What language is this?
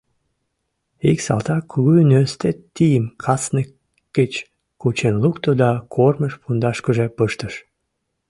Mari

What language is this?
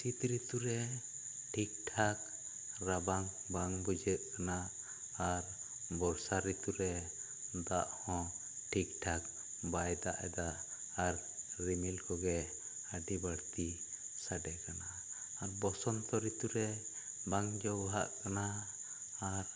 Santali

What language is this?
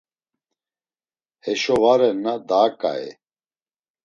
Laz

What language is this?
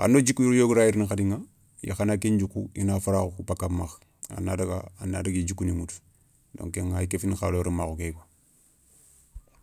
Soninke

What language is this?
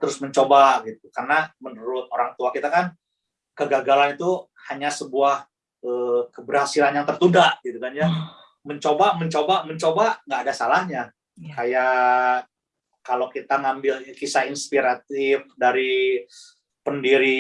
Indonesian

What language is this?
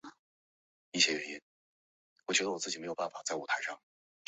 Chinese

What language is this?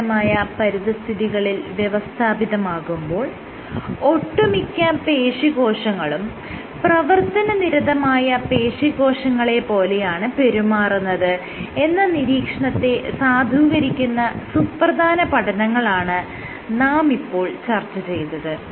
Malayalam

